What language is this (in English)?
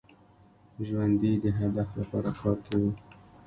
Pashto